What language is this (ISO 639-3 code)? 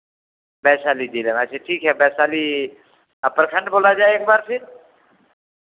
hin